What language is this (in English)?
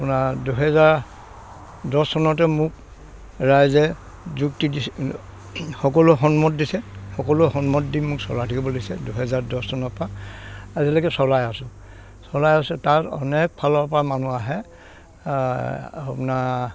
Assamese